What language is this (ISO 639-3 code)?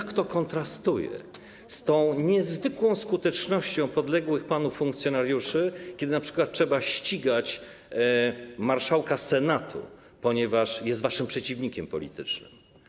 pol